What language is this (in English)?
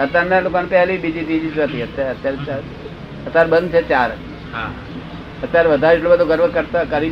Gujarati